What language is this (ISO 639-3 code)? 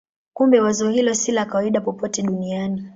swa